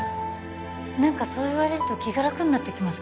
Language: Japanese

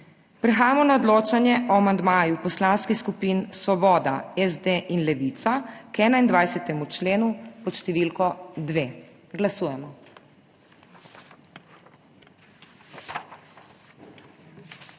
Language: Slovenian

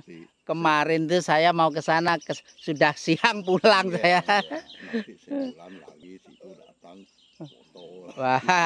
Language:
Indonesian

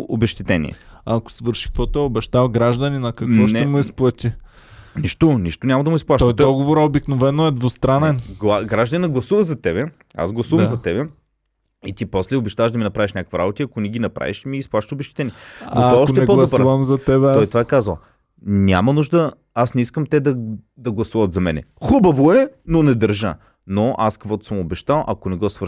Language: Bulgarian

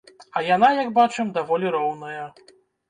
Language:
Belarusian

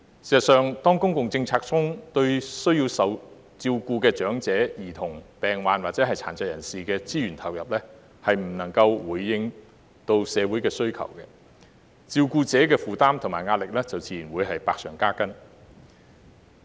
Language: Cantonese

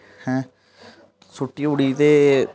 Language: Dogri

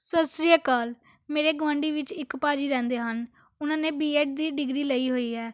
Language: Punjabi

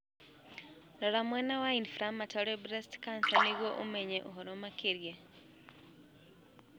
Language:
Kikuyu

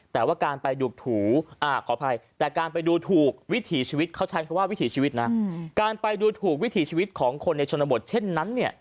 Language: Thai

